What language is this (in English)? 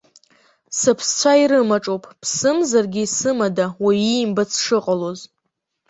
Abkhazian